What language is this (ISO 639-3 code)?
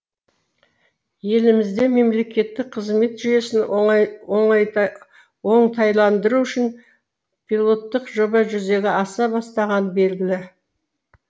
kaz